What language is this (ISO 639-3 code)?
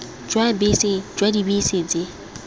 tsn